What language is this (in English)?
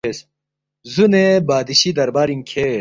Balti